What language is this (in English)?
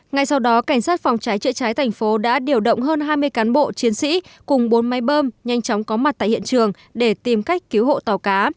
Vietnamese